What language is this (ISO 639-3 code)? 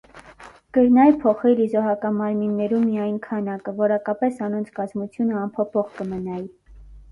hye